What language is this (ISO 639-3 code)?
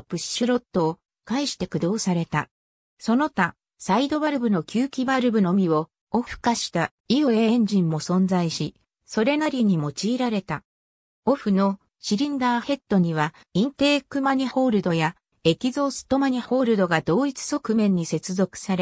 jpn